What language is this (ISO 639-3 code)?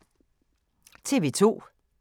dan